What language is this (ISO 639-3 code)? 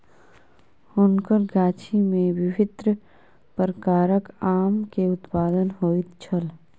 mai